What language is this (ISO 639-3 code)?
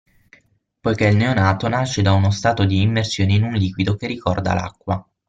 ita